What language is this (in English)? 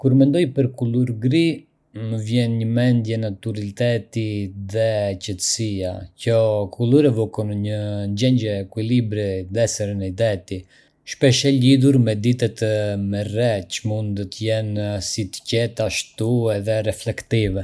Arbëreshë Albanian